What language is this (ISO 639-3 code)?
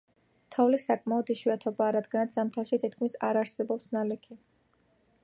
kat